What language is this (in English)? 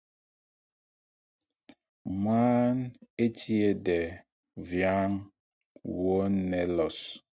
Mpumpong